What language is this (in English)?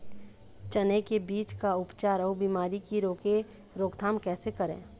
Chhattisgarhi